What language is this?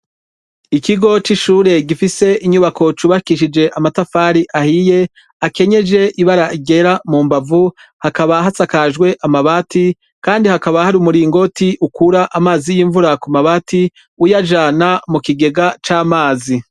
Rundi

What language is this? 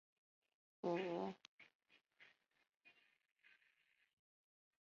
Chinese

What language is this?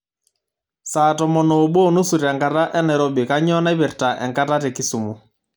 Masai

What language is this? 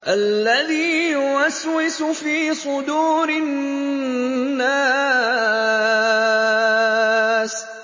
Arabic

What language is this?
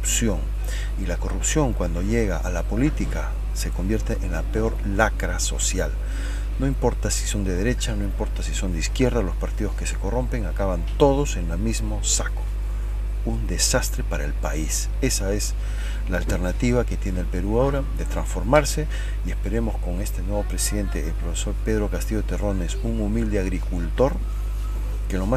Spanish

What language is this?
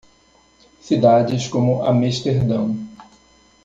Portuguese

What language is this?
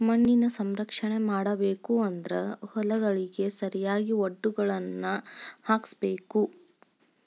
Kannada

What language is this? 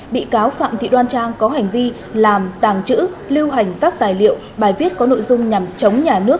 Vietnamese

